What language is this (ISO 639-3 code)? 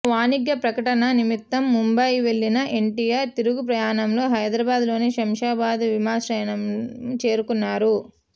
tel